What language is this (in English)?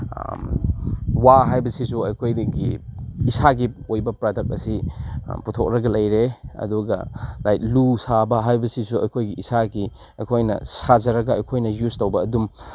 Manipuri